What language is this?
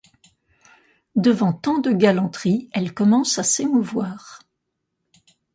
French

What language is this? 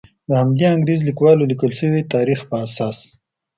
Pashto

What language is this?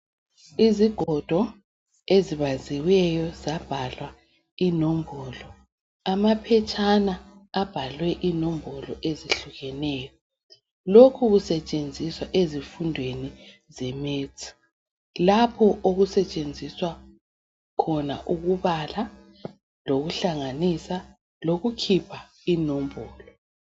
North Ndebele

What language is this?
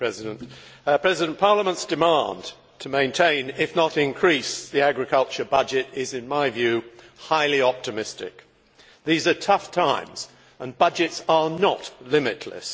English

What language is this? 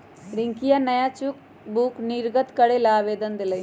Magahi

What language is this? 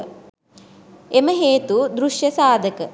Sinhala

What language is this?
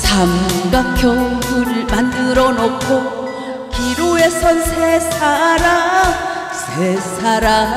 Korean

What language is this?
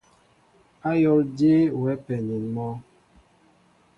Mbo (Cameroon)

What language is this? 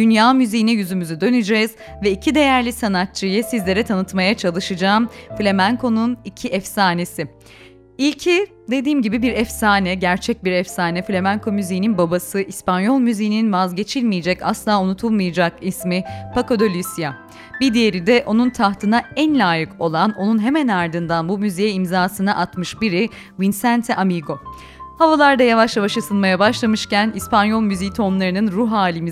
Turkish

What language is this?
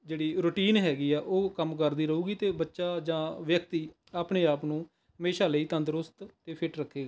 Punjabi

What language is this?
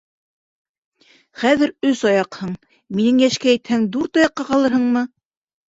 Bashkir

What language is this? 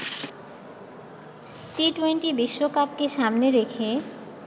Bangla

